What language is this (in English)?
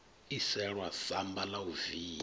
Venda